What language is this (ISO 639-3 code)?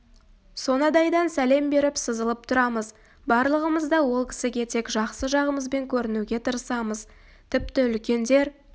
kaz